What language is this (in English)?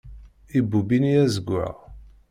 Kabyle